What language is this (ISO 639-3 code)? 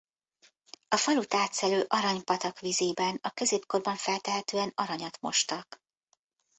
hun